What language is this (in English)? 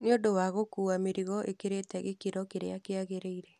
Kikuyu